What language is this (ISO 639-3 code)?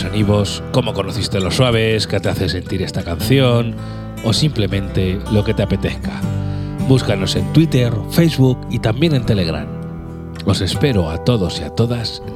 spa